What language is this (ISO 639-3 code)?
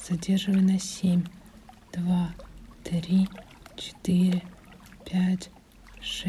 rus